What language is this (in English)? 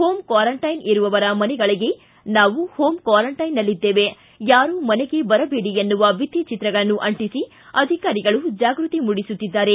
Kannada